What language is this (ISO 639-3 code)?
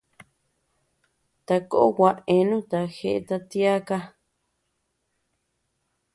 cux